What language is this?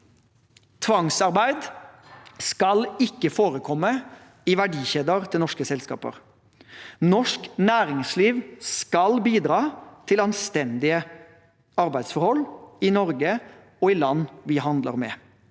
Norwegian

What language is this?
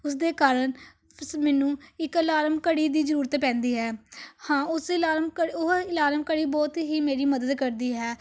Punjabi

